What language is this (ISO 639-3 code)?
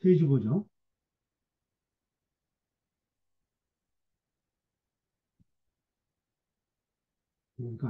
kor